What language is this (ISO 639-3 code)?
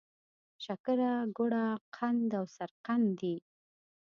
pus